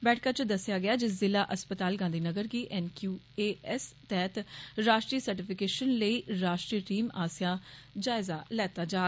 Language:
Dogri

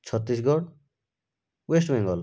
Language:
Odia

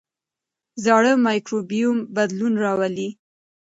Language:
Pashto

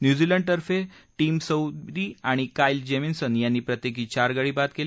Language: Marathi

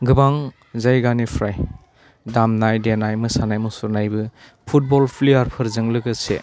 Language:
Bodo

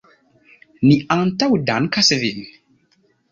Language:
Esperanto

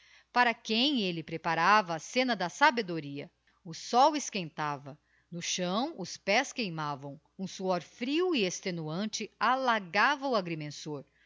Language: Portuguese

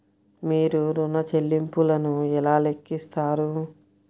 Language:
Telugu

